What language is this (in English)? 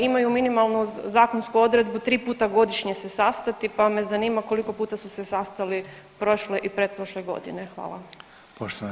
Croatian